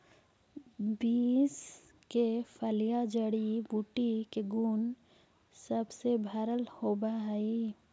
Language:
Magahi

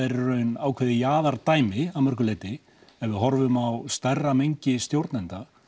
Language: Icelandic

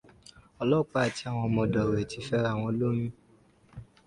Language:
Yoruba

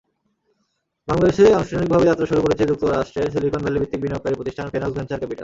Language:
Bangla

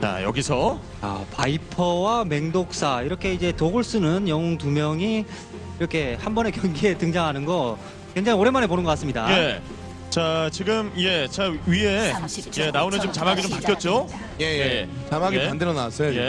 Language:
Korean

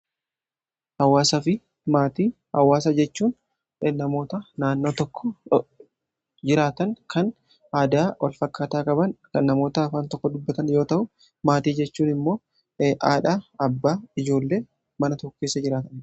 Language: Oromo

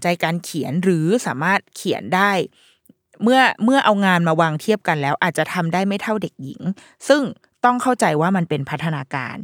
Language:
Thai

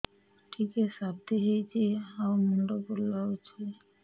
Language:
Odia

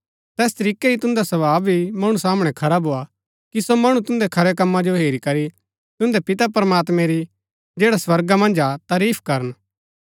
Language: Gaddi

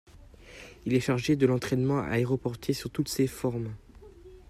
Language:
French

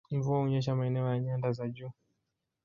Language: Swahili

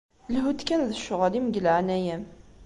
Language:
Kabyle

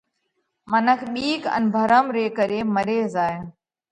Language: Parkari Koli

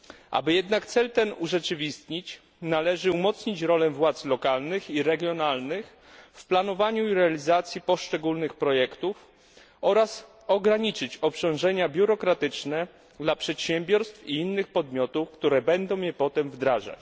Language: Polish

